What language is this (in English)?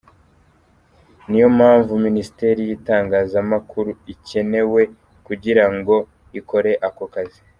Kinyarwanda